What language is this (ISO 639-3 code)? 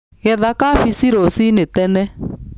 kik